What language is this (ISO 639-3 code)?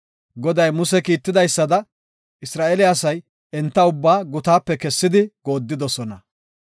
gof